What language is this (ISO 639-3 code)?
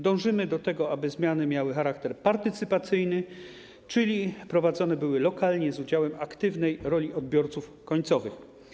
pol